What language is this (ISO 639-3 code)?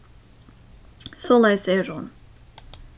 fao